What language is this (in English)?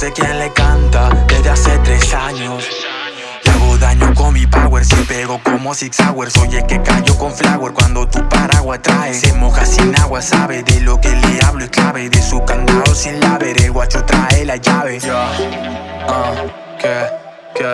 Italian